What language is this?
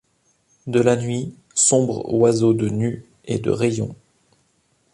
French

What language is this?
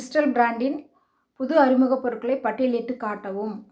Tamil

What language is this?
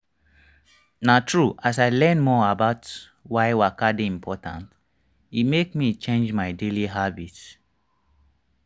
Nigerian Pidgin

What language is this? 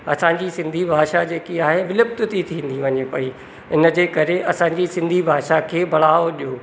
Sindhi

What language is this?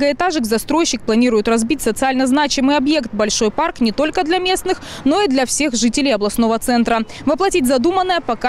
Russian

